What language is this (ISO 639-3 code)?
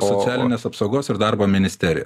lit